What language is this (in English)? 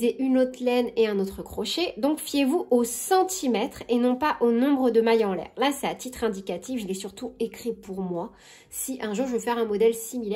French